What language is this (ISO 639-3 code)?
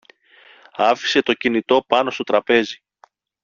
ell